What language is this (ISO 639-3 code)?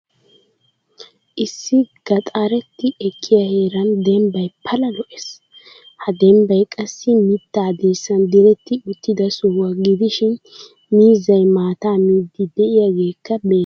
wal